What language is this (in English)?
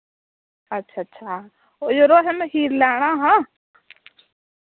Dogri